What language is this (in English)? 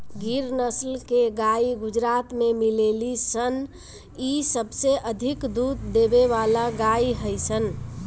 Bhojpuri